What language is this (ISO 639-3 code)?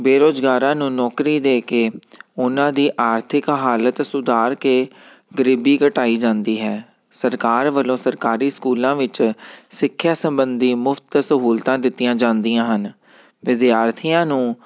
pan